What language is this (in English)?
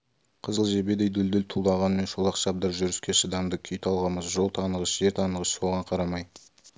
Kazakh